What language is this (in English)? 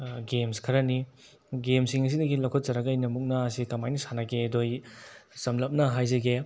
Manipuri